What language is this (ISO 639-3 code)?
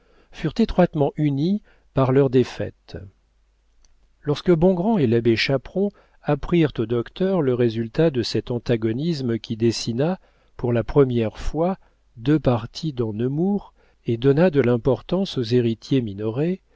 fra